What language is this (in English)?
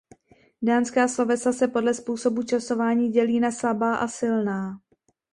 Czech